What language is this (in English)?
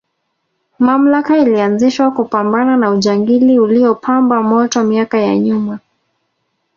Swahili